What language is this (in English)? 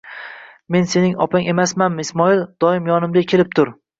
Uzbek